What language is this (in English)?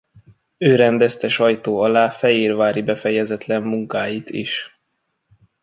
Hungarian